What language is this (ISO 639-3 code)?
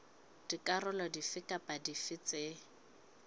sot